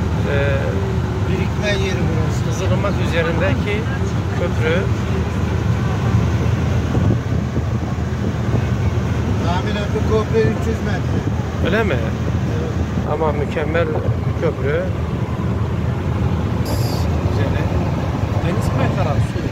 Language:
Turkish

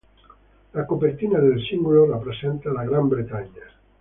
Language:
Italian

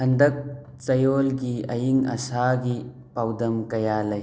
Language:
Manipuri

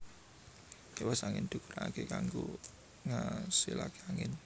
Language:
Javanese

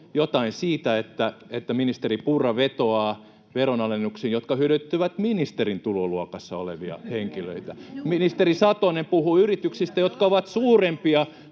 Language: Finnish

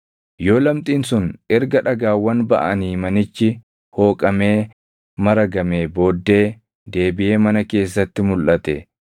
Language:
Oromo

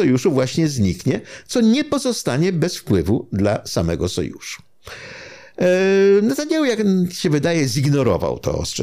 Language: Polish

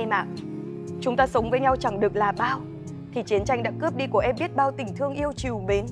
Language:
Vietnamese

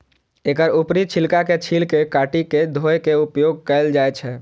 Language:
Maithili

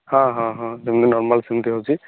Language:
Odia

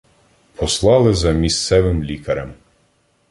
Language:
Ukrainian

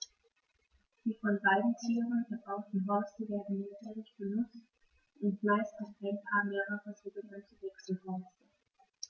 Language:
German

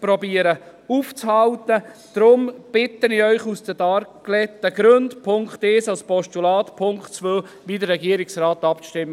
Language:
Swiss German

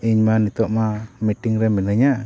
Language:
Santali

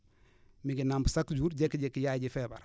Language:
Wolof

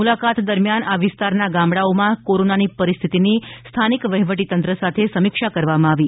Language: Gujarati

